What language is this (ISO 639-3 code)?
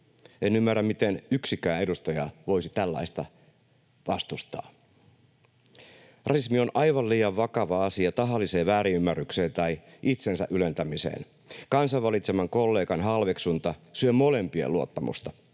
fin